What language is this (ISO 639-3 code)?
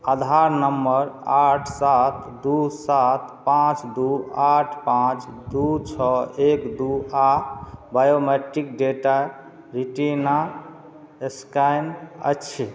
mai